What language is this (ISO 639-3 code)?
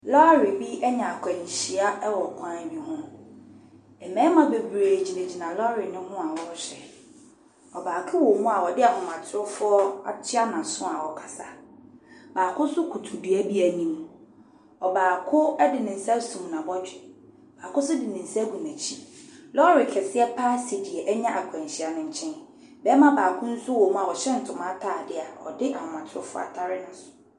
aka